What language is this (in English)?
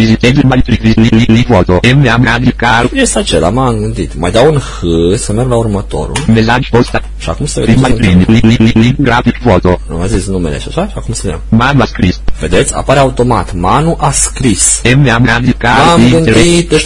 Romanian